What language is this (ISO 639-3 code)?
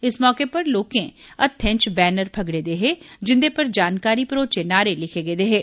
doi